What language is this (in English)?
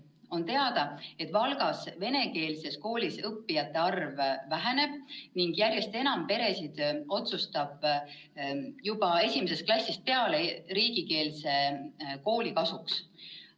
Estonian